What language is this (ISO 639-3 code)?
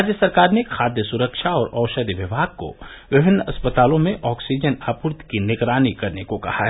hin